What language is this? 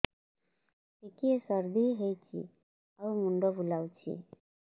Odia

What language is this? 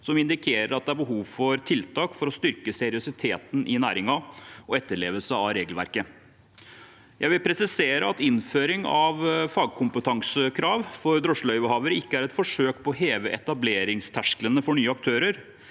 Norwegian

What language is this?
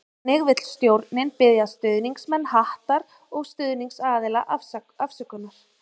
Icelandic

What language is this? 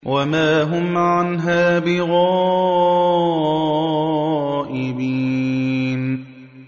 Arabic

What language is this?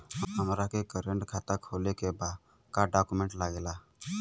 Bhojpuri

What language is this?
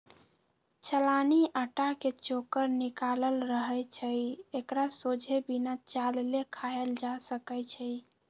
Magahi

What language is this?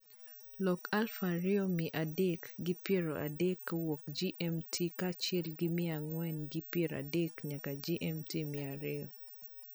Luo (Kenya and Tanzania)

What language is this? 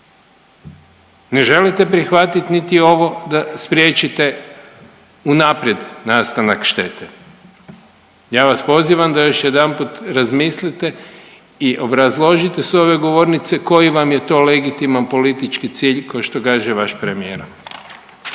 Croatian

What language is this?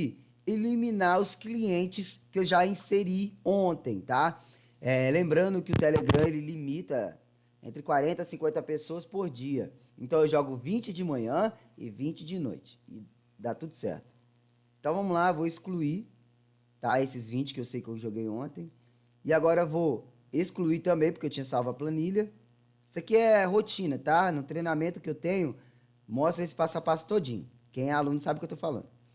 Portuguese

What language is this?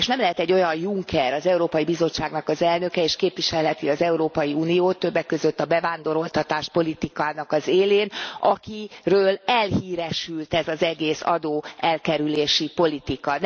Hungarian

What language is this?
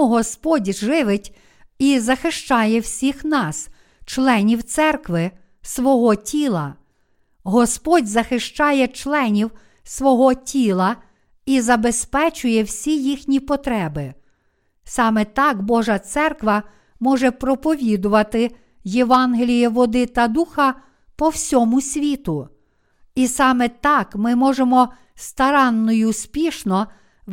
Ukrainian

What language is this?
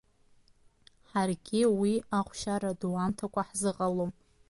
Abkhazian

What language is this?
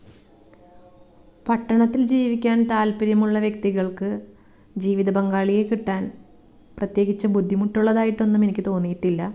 Malayalam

